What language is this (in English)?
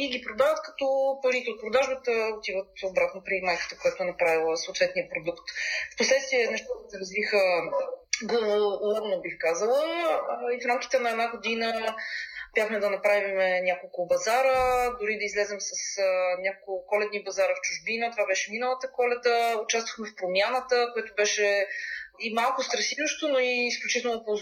Bulgarian